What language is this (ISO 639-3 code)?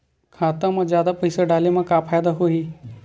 hne